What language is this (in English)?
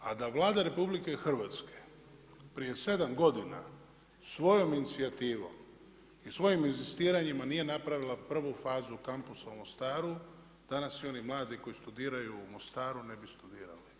Croatian